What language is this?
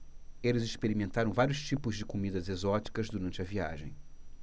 Portuguese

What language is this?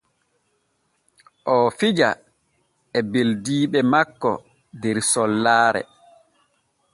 Borgu Fulfulde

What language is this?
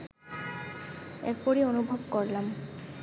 Bangla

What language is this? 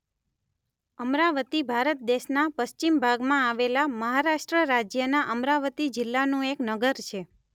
Gujarati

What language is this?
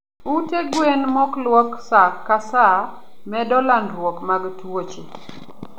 Luo (Kenya and Tanzania)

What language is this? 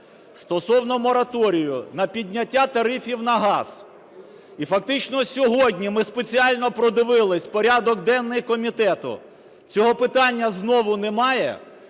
Ukrainian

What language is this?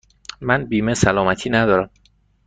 Persian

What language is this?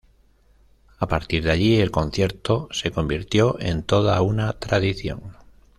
Spanish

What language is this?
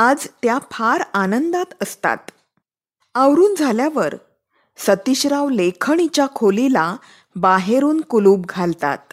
Marathi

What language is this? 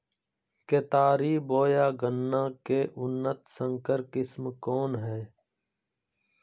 Magahi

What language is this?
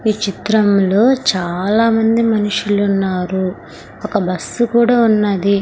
Telugu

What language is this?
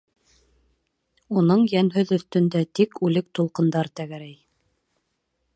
Bashkir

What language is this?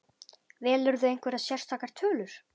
Icelandic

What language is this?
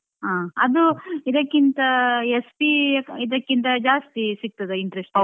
Kannada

